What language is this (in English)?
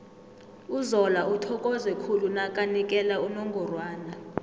South Ndebele